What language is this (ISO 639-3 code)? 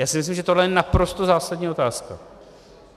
ces